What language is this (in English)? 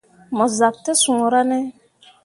Mundang